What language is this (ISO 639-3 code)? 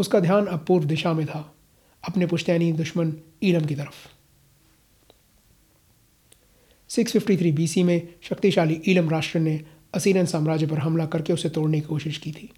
hin